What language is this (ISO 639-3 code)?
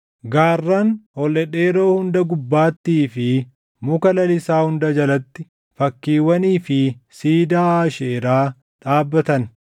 orm